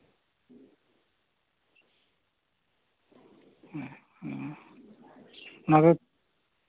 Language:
Santali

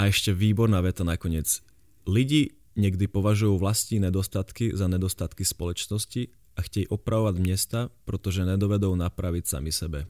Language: Slovak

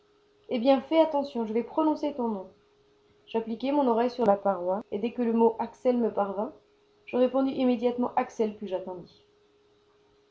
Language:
French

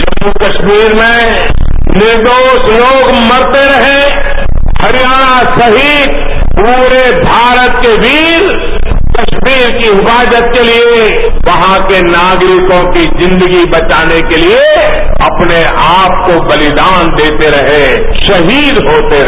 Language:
Hindi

